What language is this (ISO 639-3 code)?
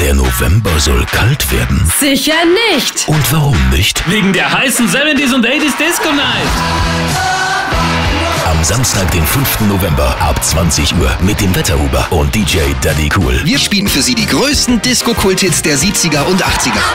deu